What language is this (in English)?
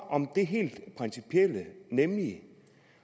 Danish